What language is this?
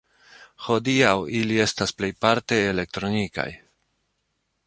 Esperanto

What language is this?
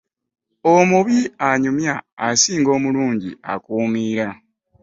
Ganda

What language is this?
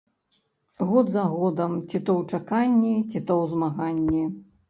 Belarusian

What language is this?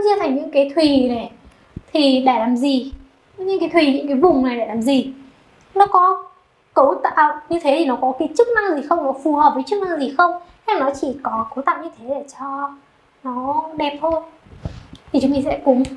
Vietnamese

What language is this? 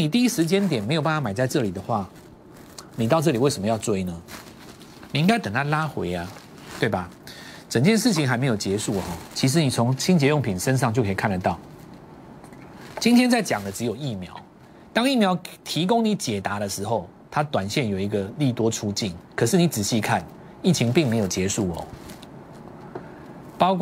Chinese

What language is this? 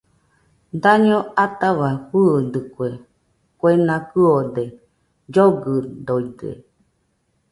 Nüpode Huitoto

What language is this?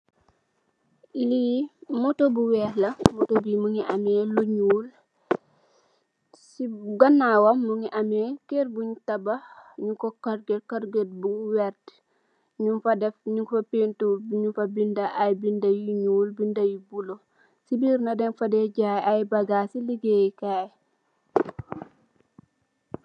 Wolof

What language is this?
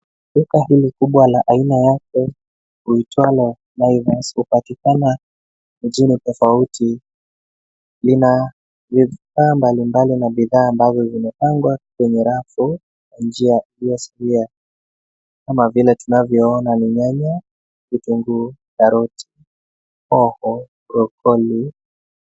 Swahili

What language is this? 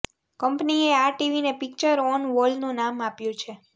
Gujarati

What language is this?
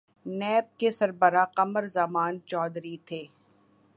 Urdu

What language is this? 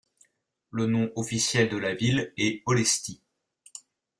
French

